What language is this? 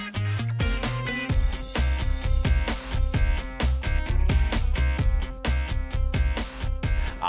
Thai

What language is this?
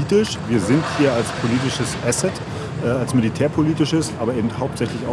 German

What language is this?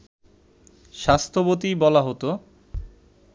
Bangla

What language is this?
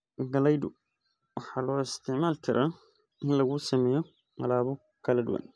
Somali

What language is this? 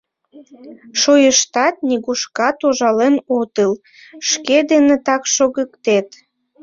Mari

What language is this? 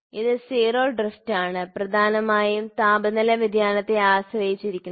Malayalam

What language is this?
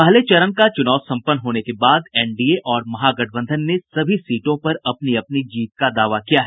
Hindi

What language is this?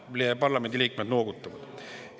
Estonian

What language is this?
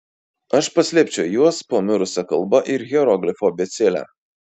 Lithuanian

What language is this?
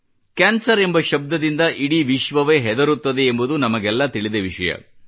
Kannada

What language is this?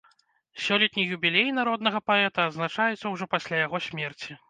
Belarusian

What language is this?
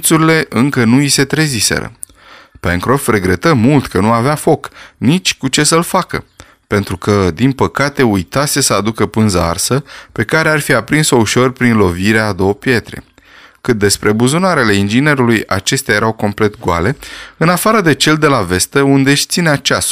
Romanian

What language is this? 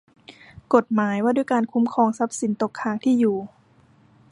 Thai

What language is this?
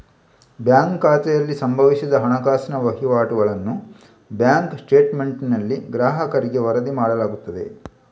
Kannada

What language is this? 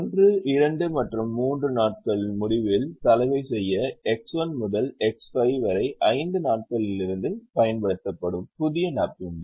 Tamil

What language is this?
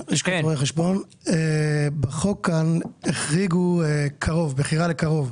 Hebrew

